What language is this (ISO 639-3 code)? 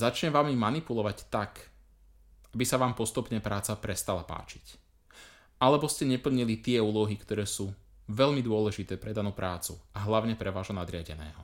slk